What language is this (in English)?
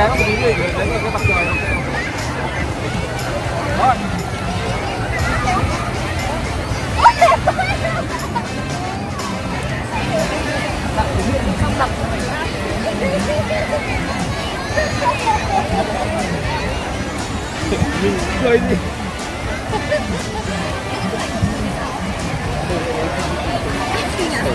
Vietnamese